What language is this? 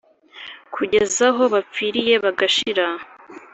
Kinyarwanda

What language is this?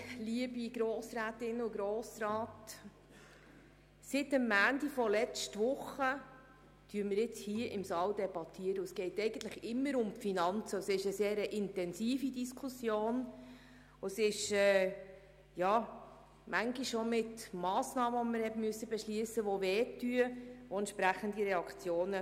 Swiss German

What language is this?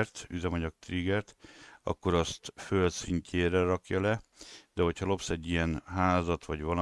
Hungarian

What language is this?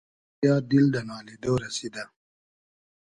Hazaragi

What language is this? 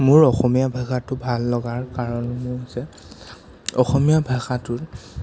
Assamese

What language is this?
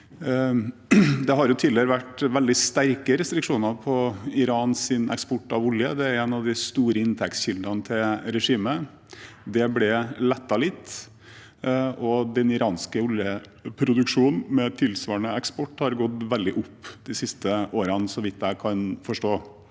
Norwegian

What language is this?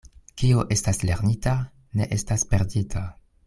Esperanto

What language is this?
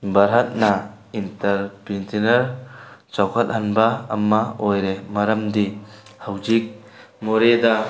Manipuri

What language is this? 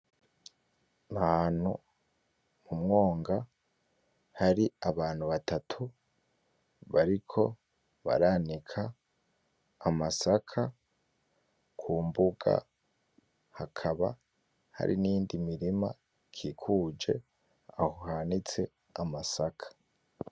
Rundi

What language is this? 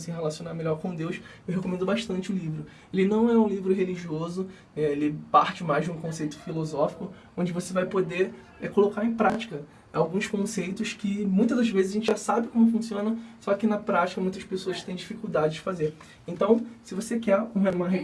Portuguese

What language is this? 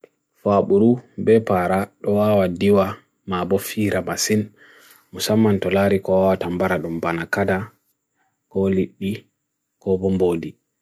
Bagirmi Fulfulde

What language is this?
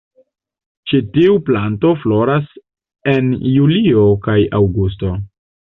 Esperanto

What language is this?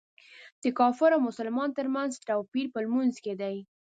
Pashto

